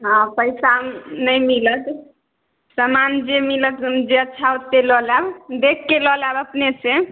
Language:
Maithili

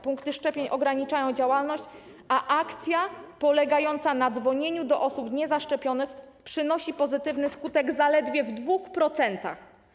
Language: Polish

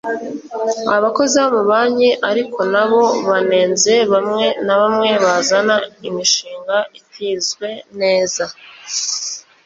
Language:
Kinyarwanda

